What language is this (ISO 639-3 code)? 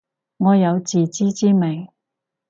yue